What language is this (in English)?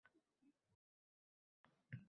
Uzbek